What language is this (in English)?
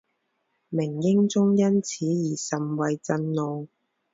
Chinese